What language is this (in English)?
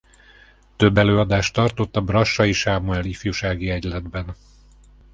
Hungarian